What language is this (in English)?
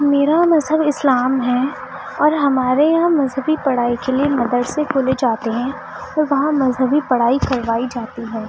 Urdu